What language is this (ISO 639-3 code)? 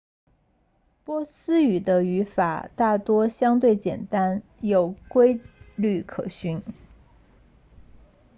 zho